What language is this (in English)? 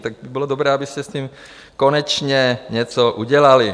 Czech